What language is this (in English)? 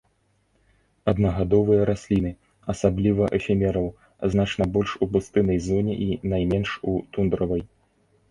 Belarusian